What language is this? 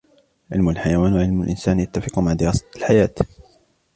Arabic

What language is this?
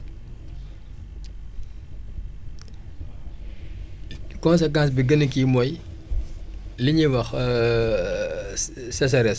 Wolof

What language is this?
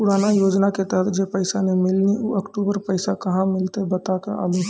Maithili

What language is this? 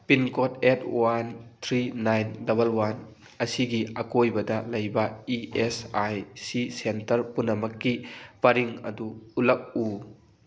Manipuri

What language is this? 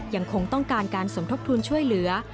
Thai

